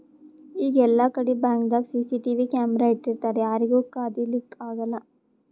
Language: Kannada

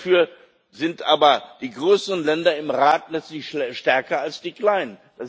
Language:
German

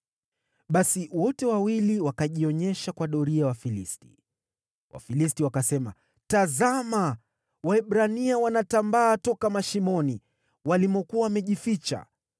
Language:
Swahili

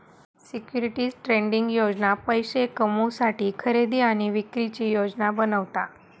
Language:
Marathi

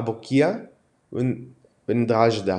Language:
Hebrew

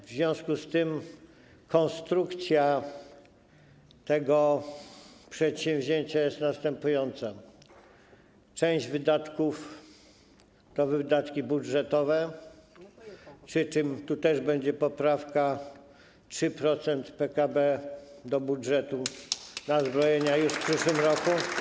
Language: Polish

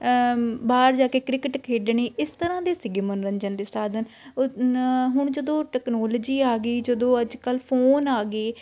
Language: Punjabi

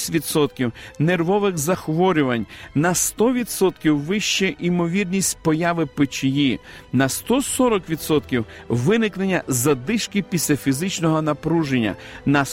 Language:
Ukrainian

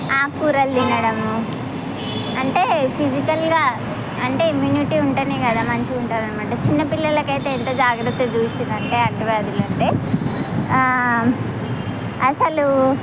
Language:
Telugu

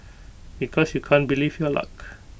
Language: English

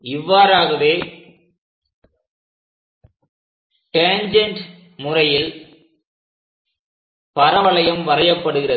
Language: Tamil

